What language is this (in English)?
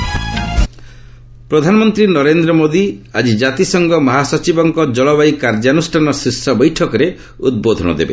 Odia